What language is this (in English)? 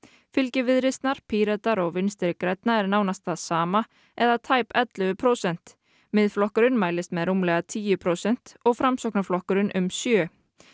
Icelandic